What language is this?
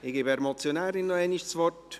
Swiss German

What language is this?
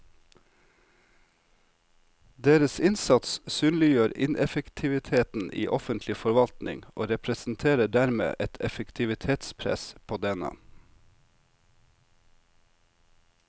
Norwegian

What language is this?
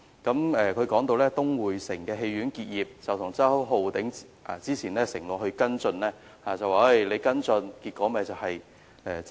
Cantonese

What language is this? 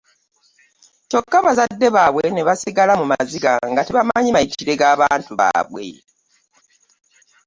Ganda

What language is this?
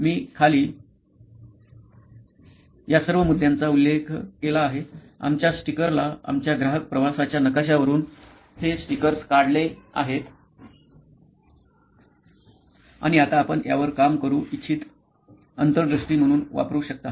Marathi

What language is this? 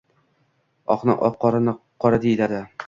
Uzbek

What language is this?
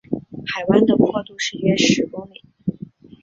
Chinese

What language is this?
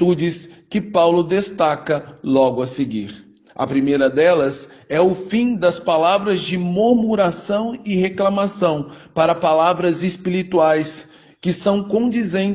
Portuguese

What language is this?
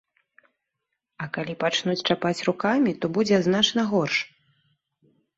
Belarusian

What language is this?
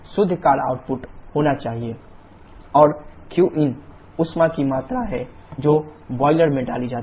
Hindi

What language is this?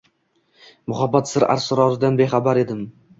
Uzbek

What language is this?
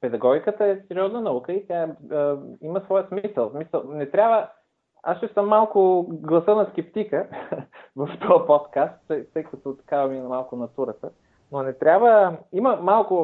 Bulgarian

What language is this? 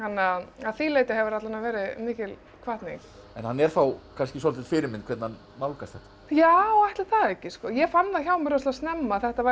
Icelandic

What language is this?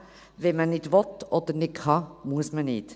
Swiss German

